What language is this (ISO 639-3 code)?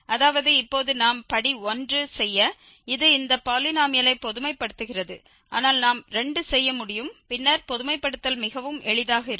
tam